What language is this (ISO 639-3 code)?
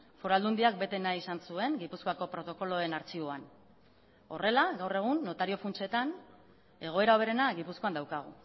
eus